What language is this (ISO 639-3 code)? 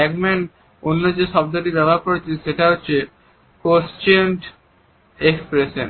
ben